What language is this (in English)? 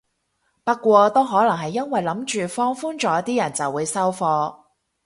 Cantonese